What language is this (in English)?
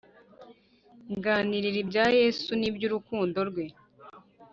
Kinyarwanda